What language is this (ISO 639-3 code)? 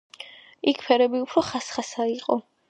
kat